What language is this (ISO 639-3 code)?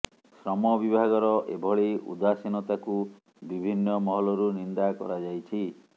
ori